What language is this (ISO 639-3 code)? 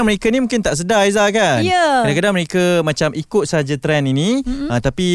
msa